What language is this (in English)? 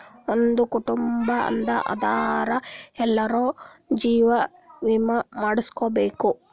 Kannada